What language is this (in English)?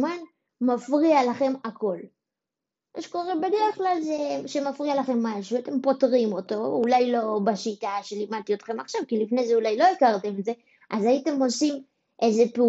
Hebrew